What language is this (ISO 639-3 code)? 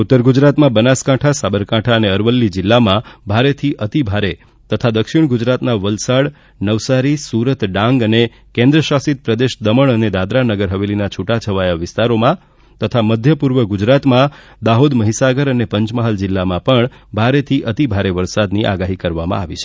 guj